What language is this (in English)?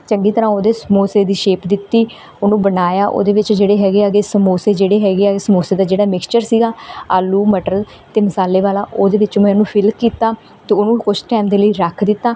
Punjabi